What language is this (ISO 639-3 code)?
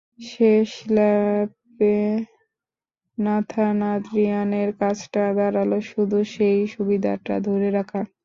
ben